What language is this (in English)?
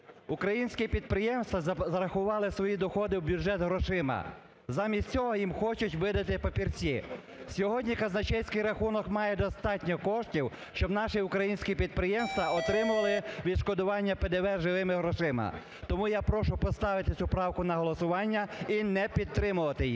Ukrainian